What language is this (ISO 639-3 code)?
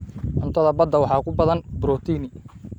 som